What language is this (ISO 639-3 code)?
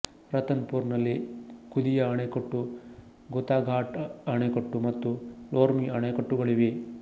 kan